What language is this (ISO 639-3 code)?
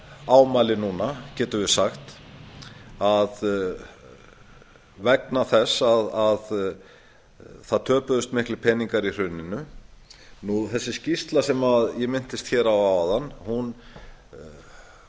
isl